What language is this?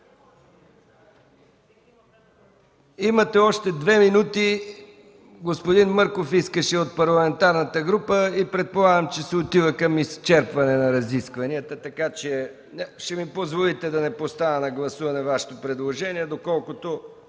Bulgarian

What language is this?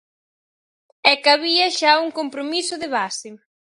Galician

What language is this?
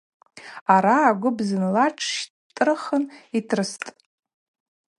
Abaza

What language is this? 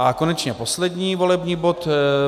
Czech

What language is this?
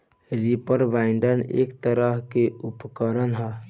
Bhojpuri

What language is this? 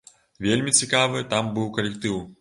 Belarusian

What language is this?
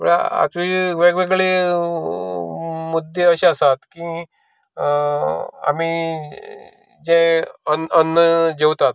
Konkani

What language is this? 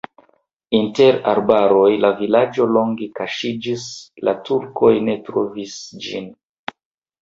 Esperanto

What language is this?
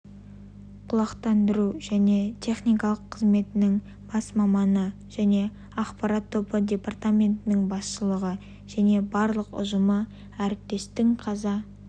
Kazakh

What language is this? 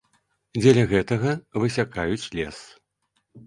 Belarusian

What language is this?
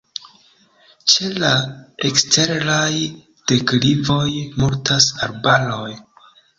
Esperanto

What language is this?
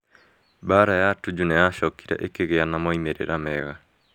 Kikuyu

